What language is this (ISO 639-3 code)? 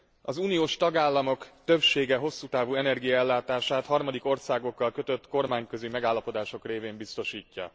hun